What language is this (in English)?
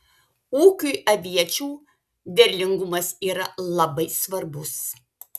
Lithuanian